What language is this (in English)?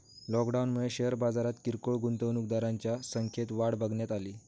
Marathi